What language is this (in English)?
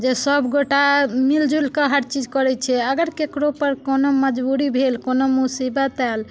Maithili